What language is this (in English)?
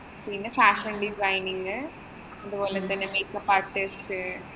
Malayalam